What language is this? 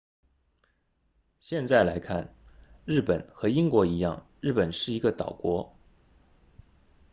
Chinese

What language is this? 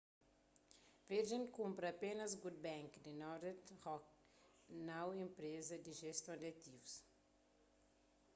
Kabuverdianu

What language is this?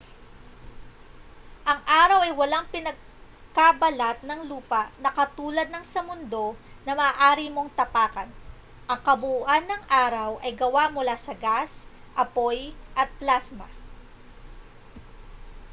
Filipino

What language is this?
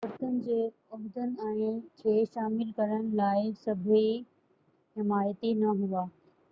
Sindhi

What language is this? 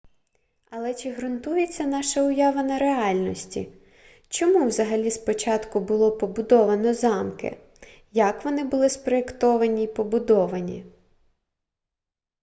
Ukrainian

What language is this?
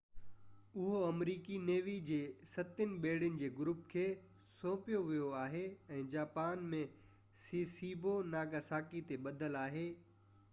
Sindhi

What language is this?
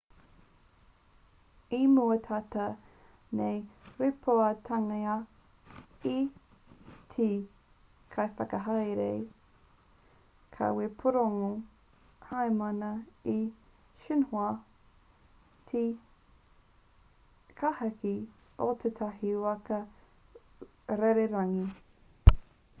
Māori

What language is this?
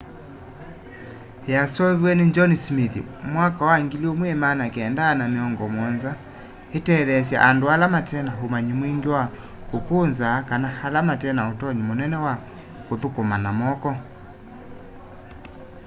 Kamba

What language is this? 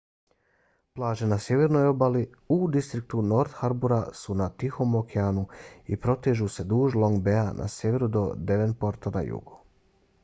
Bosnian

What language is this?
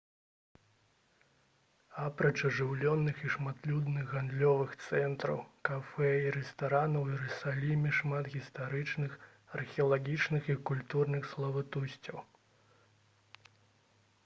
Belarusian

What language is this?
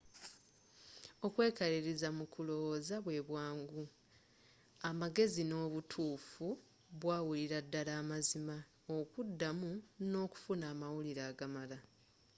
Ganda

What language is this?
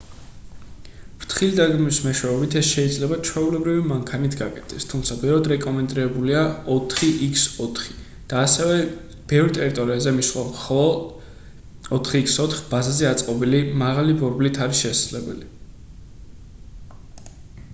Georgian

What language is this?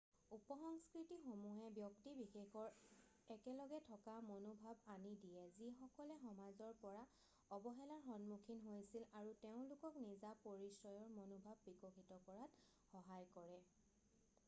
Assamese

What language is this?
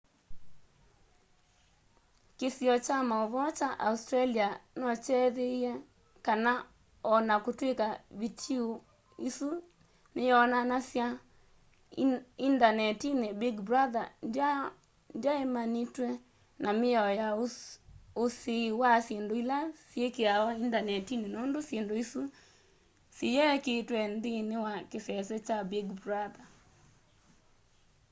Kamba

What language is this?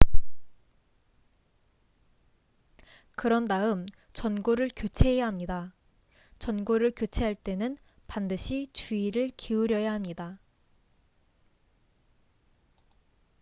Korean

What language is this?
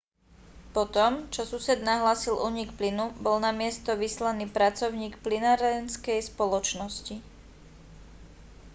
Slovak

